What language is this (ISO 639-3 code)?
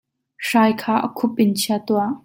cnh